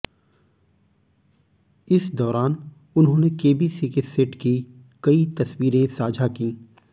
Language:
Hindi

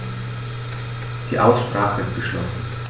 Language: German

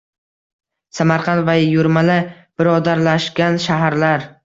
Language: Uzbek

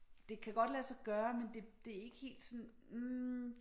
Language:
Danish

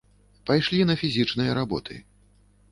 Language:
Belarusian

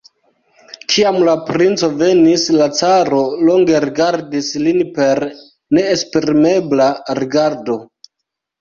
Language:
Esperanto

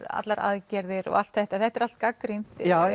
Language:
Icelandic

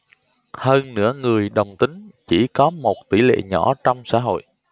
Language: Vietnamese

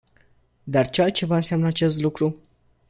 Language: Romanian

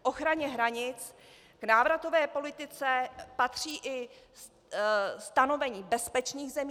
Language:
Czech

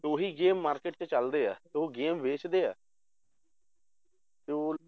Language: Punjabi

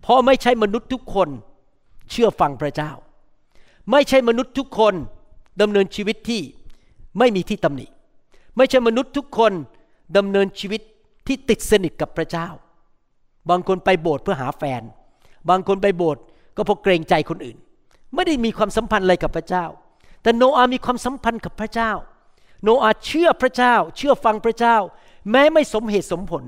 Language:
Thai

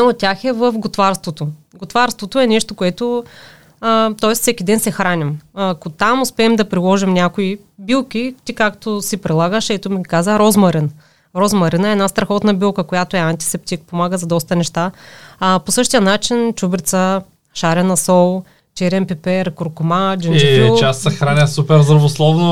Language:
Bulgarian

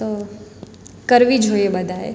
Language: Gujarati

